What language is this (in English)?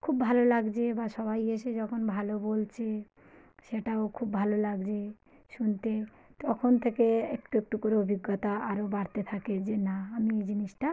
Bangla